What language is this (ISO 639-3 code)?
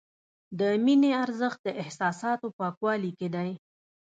pus